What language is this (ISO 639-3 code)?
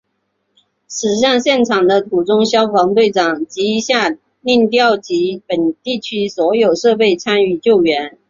zho